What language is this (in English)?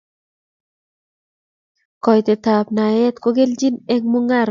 Kalenjin